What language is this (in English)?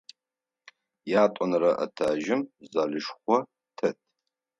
Adyghe